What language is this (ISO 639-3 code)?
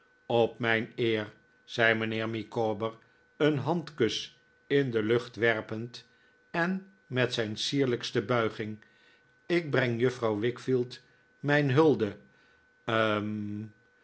nld